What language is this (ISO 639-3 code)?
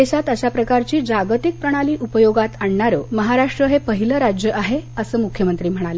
mar